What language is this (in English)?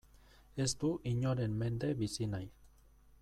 Basque